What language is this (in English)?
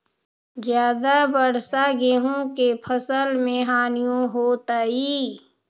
Magahi